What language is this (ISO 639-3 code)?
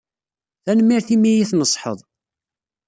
kab